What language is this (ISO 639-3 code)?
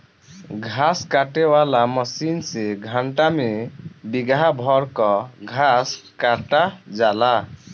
bho